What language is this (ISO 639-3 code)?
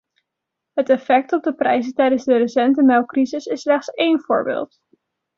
nld